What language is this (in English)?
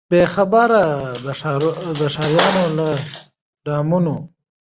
Pashto